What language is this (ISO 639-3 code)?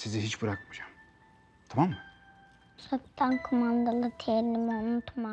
tur